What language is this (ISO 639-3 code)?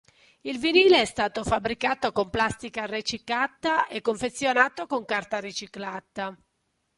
ita